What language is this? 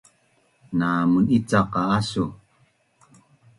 Bunun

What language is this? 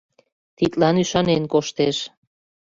Mari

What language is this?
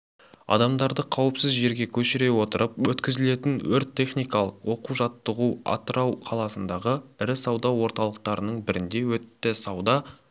Kazakh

